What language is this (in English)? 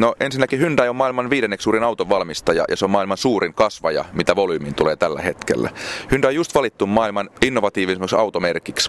Finnish